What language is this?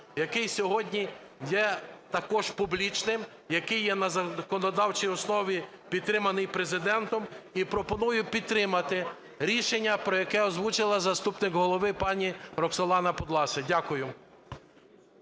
Ukrainian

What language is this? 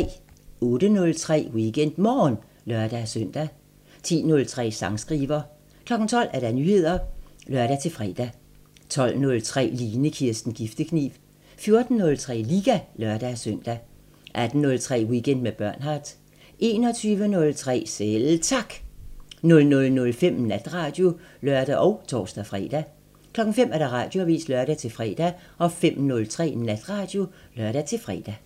Danish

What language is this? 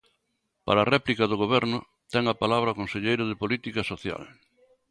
Galician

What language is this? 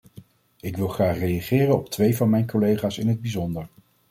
Dutch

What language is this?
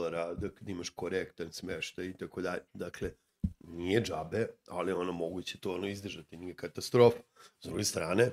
Croatian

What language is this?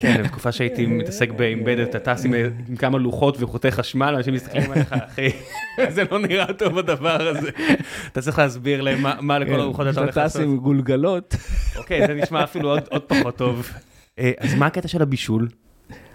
Hebrew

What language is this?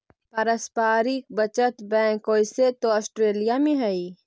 Magahi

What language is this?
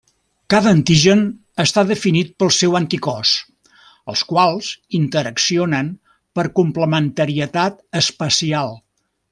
Catalan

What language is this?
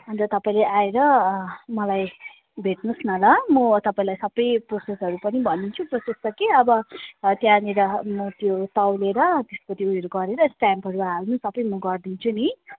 Nepali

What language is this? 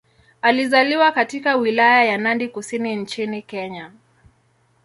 Swahili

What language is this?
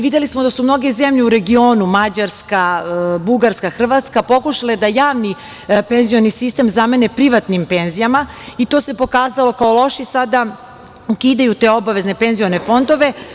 Serbian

